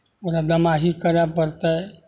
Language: Maithili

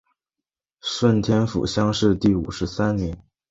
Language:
Chinese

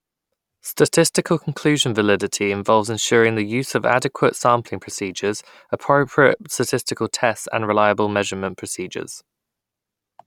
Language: English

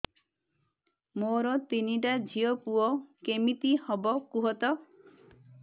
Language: Odia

